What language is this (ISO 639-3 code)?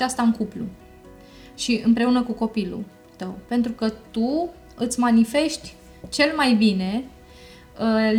ron